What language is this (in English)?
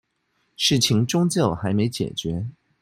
Chinese